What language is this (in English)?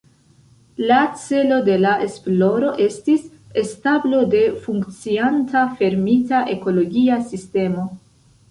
Esperanto